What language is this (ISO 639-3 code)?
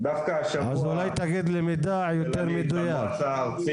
heb